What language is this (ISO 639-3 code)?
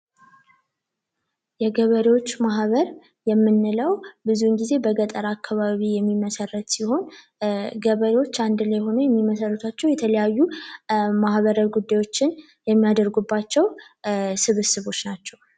amh